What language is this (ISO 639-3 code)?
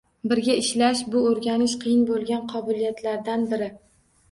uzb